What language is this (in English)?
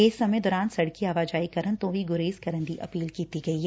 Punjabi